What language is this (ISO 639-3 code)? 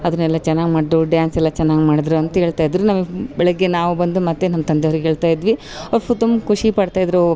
kan